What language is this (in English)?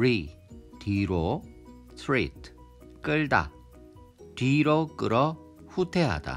Korean